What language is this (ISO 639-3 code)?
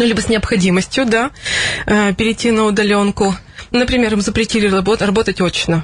rus